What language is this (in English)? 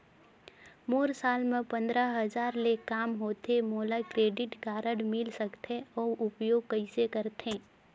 Chhattisgarhi